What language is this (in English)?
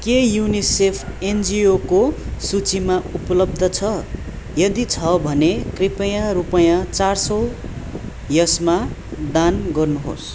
Nepali